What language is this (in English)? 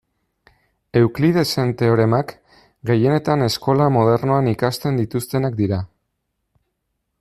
Basque